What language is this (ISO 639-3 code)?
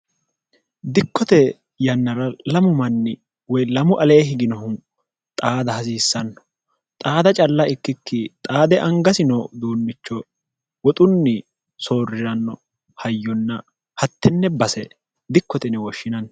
sid